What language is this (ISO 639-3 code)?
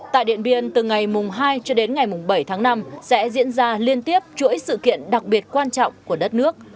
vie